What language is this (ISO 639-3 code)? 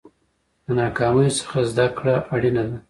pus